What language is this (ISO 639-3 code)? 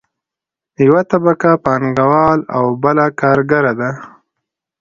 pus